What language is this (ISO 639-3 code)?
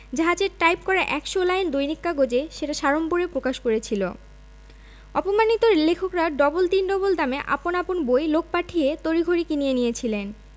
ben